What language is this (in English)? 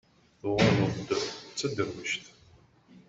Kabyle